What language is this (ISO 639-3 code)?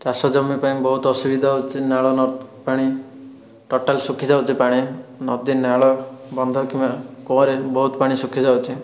ori